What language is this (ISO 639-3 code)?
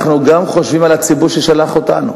heb